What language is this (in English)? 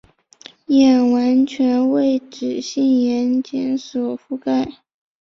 Chinese